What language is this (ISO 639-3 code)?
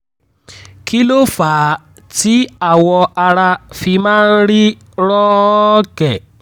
yor